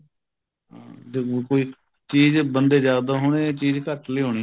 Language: Punjabi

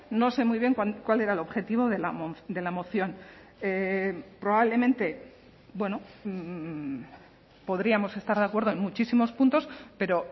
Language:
Spanish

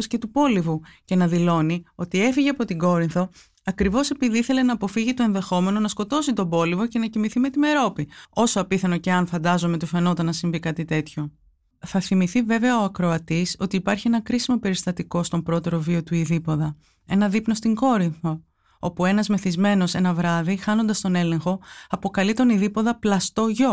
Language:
Greek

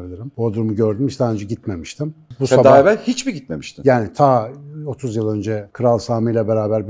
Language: Turkish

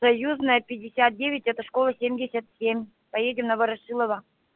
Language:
Russian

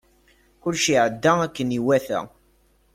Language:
Kabyle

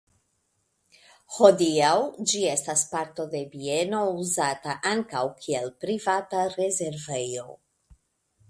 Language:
Esperanto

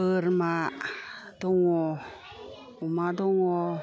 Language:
Bodo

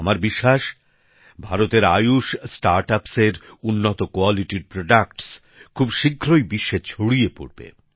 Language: Bangla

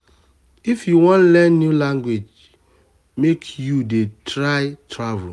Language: Nigerian Pidgin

